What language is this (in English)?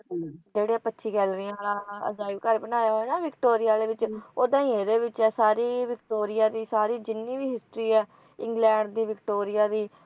Punjabi